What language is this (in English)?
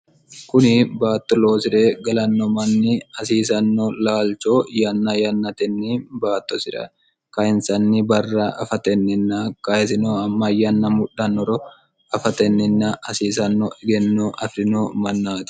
Sidamo